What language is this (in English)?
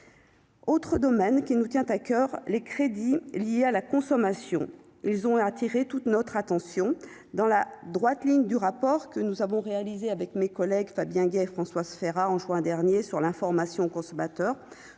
French